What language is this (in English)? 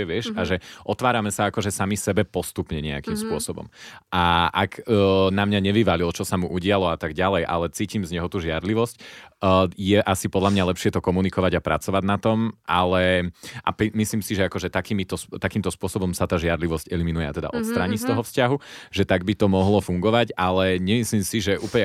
Slovak